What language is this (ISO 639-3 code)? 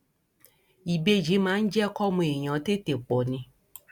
yor